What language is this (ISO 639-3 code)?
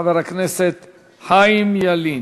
heb